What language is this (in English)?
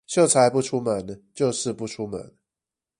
Chinese